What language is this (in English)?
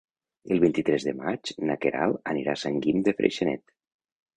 Catalan